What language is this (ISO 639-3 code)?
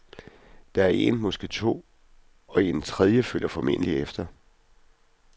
dan